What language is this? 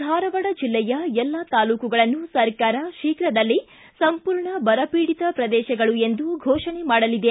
Kannada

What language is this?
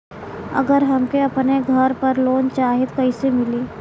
Bhojpuri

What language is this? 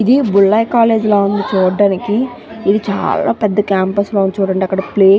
Telugu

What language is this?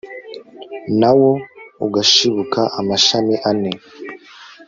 Kinyarwanda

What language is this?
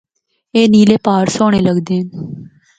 Northern Hindko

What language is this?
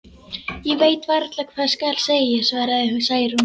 Icelandic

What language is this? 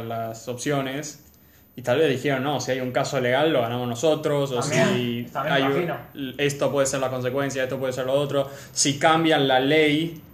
Spanish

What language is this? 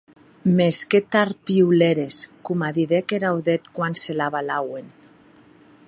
Occitan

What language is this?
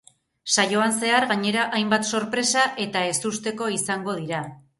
Basque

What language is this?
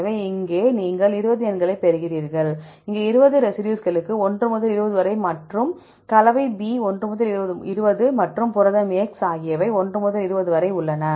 Tamil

